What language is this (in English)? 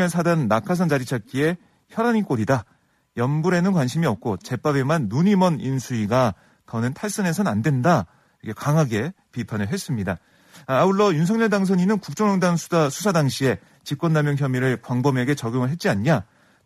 Korean